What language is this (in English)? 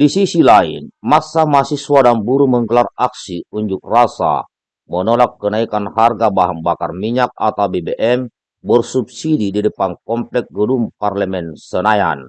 Indonesian